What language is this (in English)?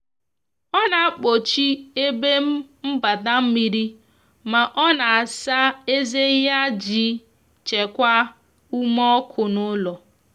Igbo